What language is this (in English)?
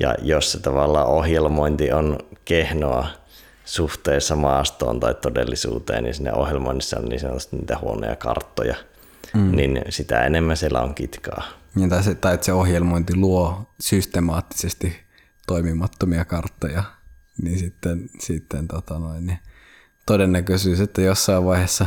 Finnish